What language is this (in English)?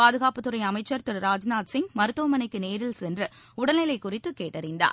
Tamil